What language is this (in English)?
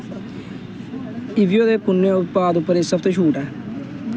Dogri